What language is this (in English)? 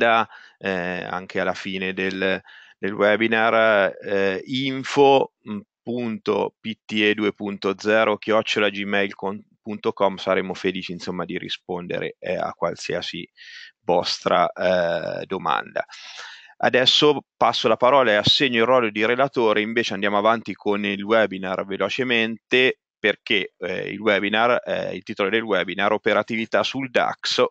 Italian